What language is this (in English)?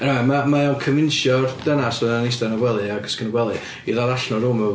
Welsh